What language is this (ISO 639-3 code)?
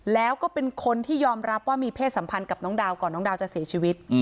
tha